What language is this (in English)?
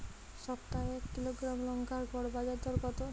Bangla